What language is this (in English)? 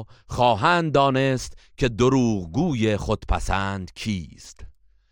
Persian